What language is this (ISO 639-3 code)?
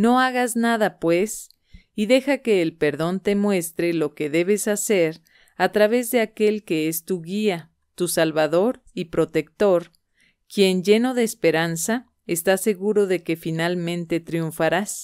spa